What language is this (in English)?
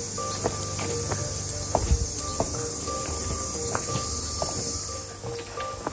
Japanese